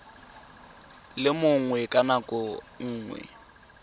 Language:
Tswana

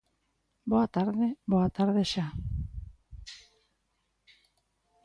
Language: Galician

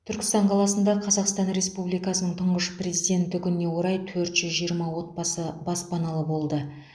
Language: Kazakh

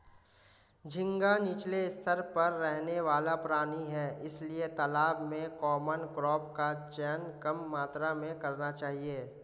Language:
Hindi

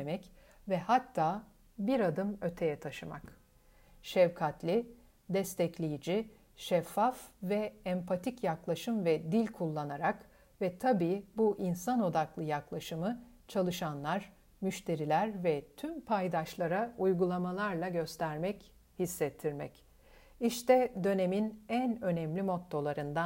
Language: Turkish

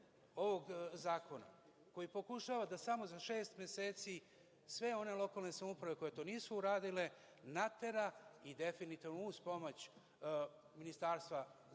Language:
Serbian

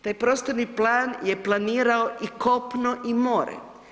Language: Croatian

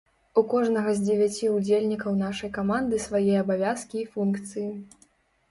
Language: Belarusian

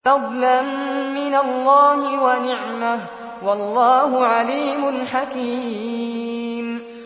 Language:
Arabic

